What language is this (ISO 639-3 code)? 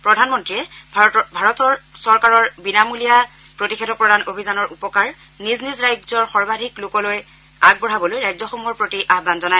asm